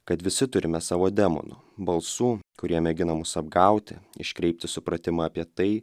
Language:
Lithuanian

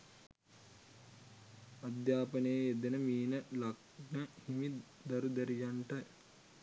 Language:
Sinhala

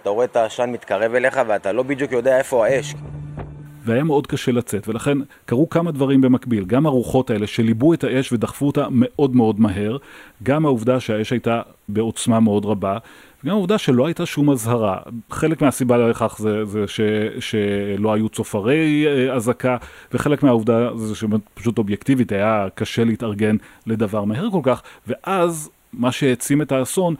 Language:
Hebrew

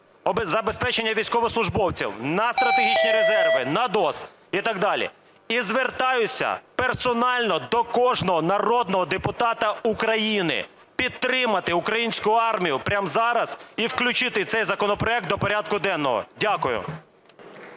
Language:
Ukrainian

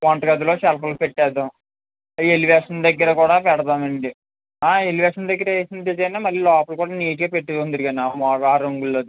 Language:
Telugu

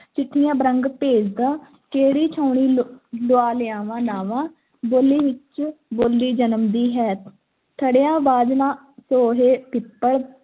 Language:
Punjabi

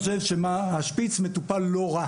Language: Hebrew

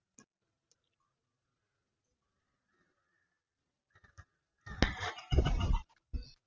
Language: Tamil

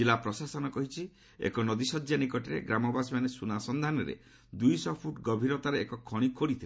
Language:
Odia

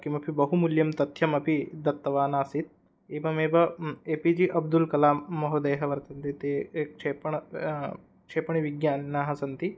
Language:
Sanskrit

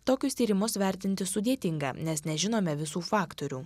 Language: Lithuanian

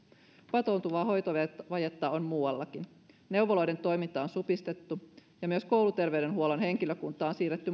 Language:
Finnish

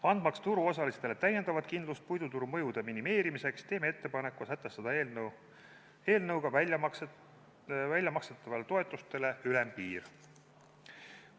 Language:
Estonian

